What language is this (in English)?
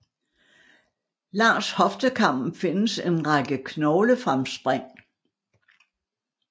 Danish